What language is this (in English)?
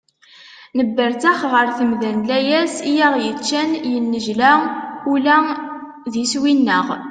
Kabyle